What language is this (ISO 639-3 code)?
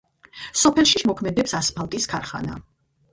kat